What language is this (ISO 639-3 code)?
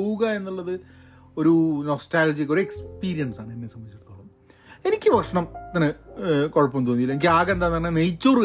mal